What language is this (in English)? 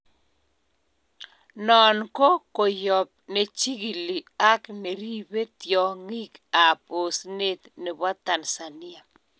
Kalenjin